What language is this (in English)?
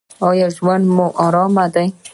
Pashto